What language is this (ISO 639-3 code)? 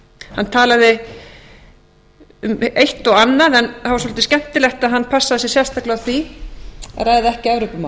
isl